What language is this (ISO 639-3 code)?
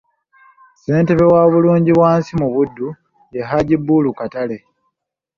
lug